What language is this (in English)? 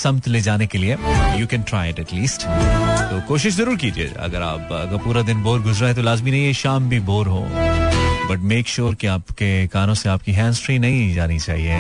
Hindi